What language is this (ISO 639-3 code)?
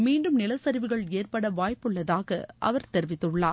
tam